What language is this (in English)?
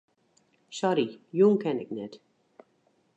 Western Frisian